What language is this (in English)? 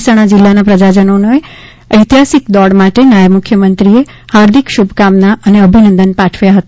Gujarati